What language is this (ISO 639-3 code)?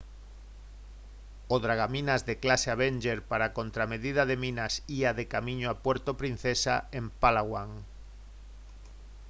glg